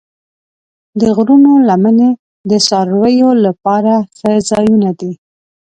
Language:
Pashto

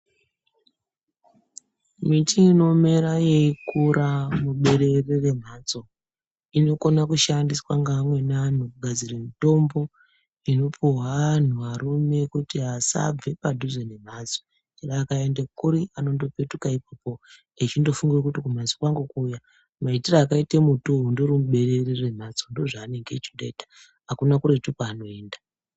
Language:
Ndau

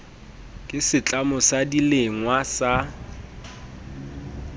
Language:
Southern Sotho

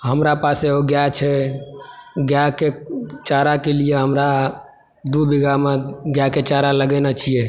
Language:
Maithili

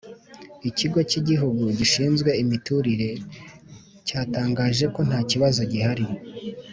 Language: Kinyarwanda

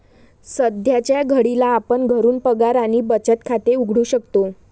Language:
Marathi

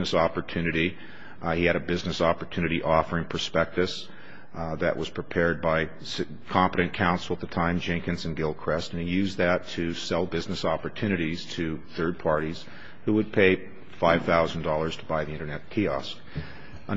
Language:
English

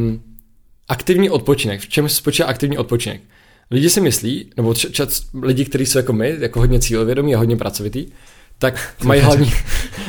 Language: Czech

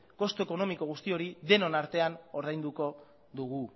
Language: Basque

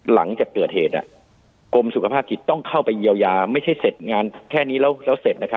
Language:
Thai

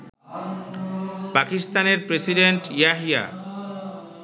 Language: Bangla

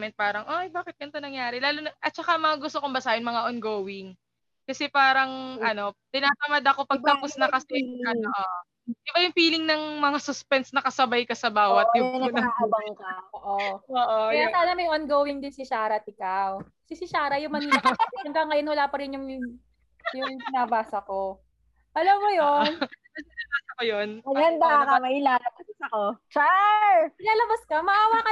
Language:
Filipino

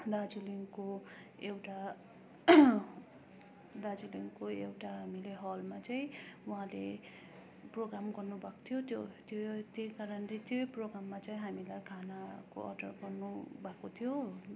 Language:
Nepali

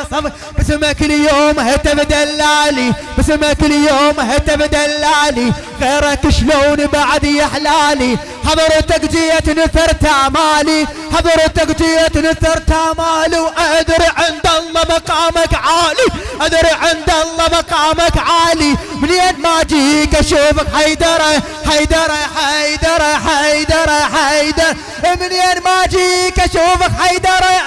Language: Arabic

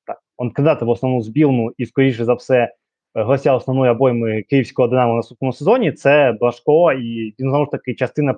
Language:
Ukrainian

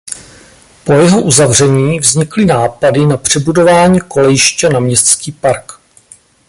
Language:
Czech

